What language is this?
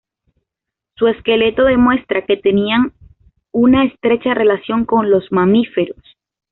Spanish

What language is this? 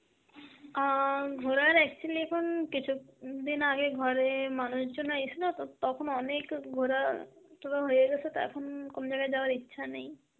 Bangla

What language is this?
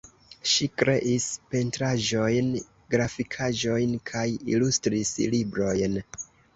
Esperanto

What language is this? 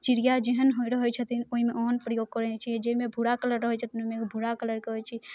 Maithili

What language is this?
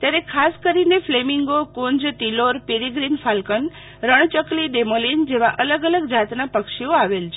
Gujarati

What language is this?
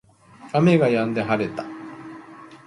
Japanese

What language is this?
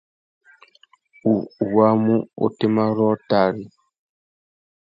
Tuki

